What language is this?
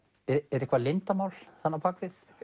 Icelandic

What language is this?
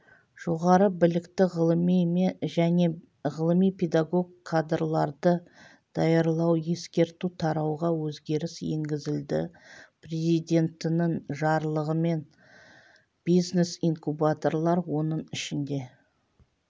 Kazakh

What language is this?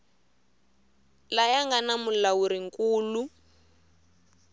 Tsonga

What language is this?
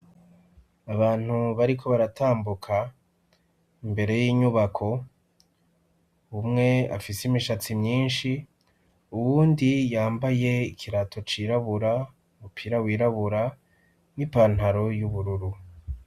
Rundi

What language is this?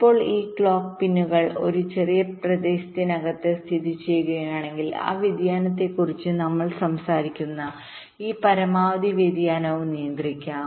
Malayalam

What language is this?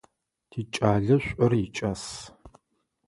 Adyghe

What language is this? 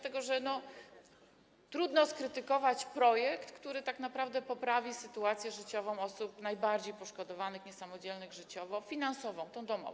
Polish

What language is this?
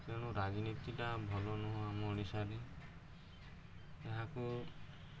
Odia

